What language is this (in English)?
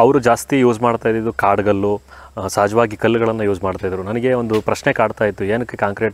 Arabic